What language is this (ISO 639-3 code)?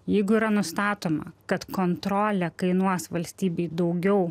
lit